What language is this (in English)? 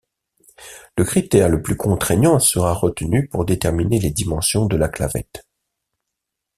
French